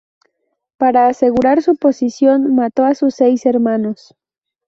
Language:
Spanish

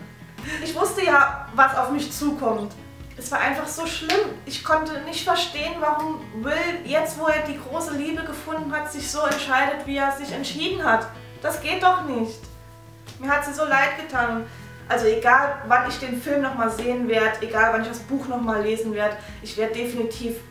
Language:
German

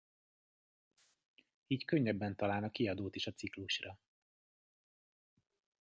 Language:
Hungarian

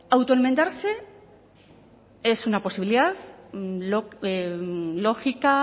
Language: Spanish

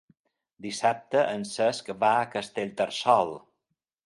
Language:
Catalan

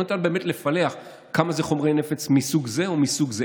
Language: Hebrew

